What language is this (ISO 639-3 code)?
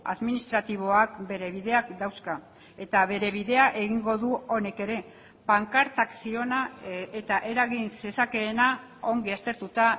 eus